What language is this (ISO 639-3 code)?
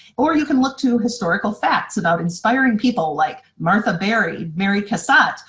eng